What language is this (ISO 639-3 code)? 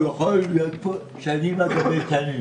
heb